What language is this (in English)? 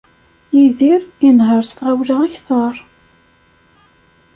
Kabyle